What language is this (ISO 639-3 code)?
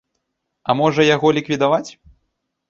bel